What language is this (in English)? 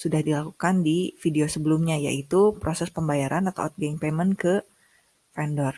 Indonesian